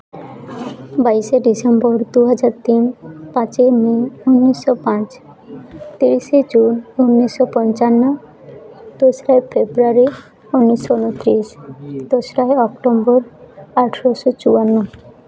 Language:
Santali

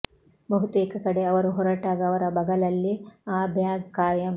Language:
Kannada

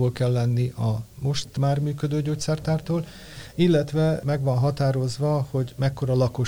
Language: Hungarian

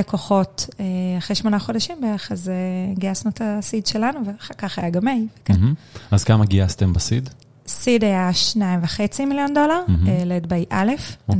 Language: Hebrew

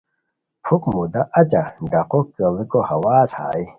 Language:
Khowar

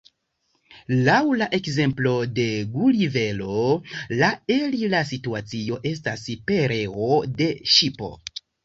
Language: Esperanto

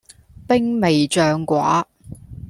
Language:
Cantonese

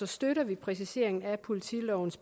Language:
Danish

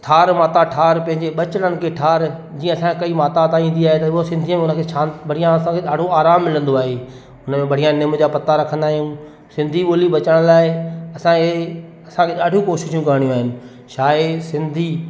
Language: Sindhi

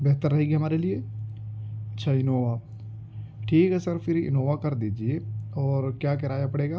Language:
Urdu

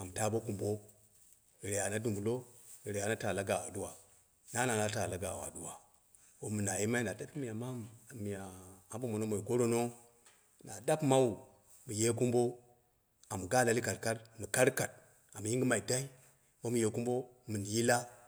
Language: Dera (Nigeria)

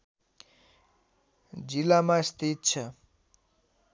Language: Nepali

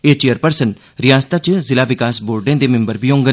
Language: Dogri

